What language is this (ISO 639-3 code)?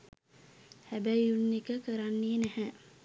sin